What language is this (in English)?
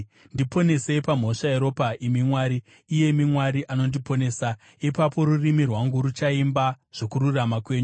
Shona